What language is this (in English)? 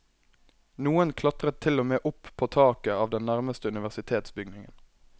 Norwegian